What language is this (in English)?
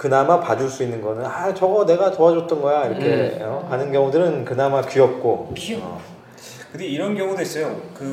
Korean